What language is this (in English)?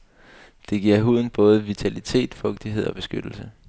Danish